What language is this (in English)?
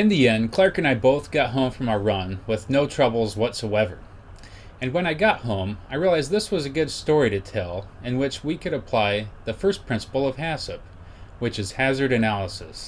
English